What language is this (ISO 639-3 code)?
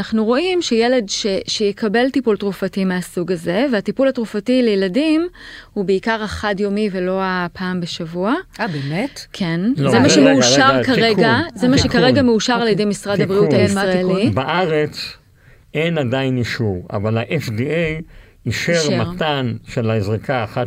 heb